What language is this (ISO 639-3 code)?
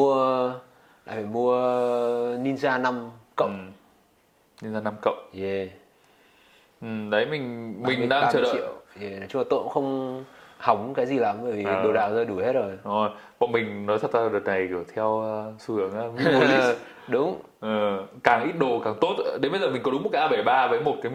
vie